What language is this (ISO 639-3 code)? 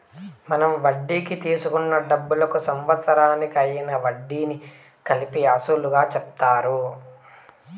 tel